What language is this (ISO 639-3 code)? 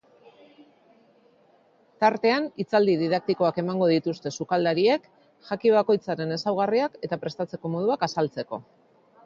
eus